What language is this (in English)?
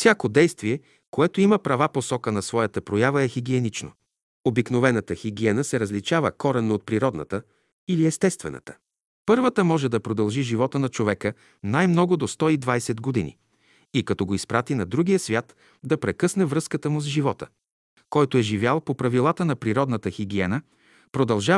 Bulgarian